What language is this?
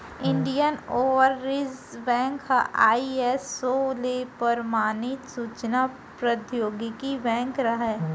Chhattisgarhi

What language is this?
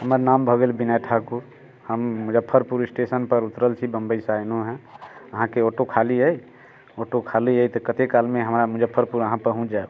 Maithili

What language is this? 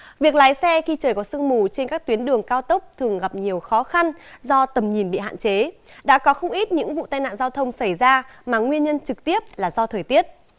Vietnamese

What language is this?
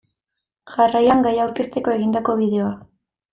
Basque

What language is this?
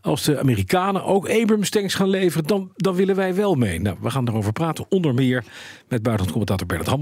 Dutch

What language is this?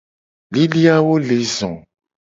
Gen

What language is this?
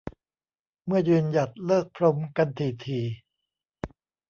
Thai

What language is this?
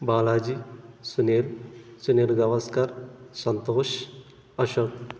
Telugu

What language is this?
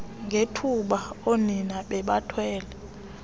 Xhosa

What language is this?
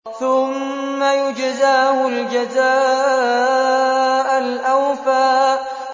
Arabic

